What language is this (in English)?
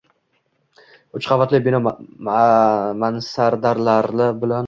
Uzbek